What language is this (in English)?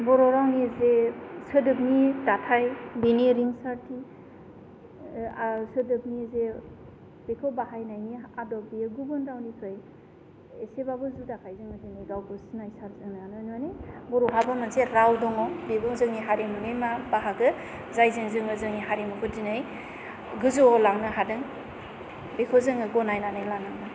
Bodo